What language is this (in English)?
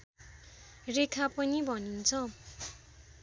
Nepali